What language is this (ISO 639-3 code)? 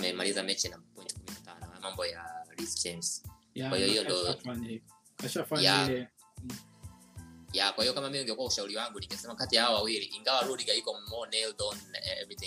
swa